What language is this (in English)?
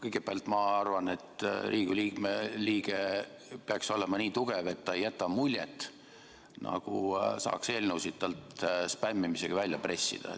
Estonian